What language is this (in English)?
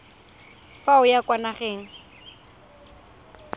Tswana